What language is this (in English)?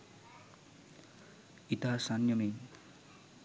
Sinhala